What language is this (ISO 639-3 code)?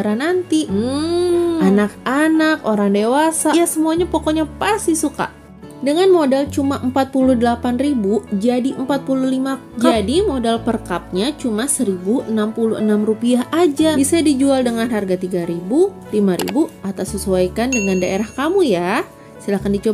ind